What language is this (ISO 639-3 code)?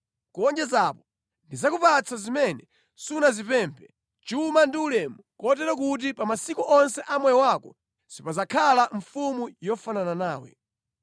nya